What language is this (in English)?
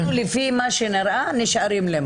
Hebrew